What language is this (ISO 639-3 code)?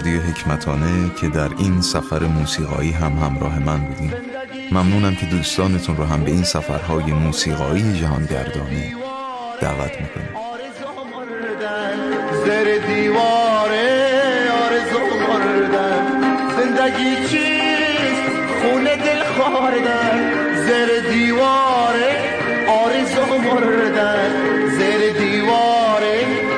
fas